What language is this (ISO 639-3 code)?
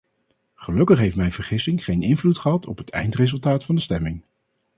nld